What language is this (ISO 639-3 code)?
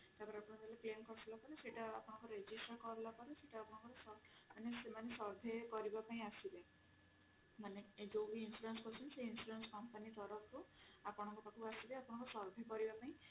ori